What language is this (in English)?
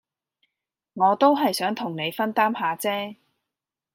Cantonese